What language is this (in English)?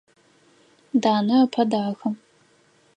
Adyghe